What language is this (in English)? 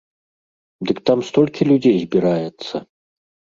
Belarusian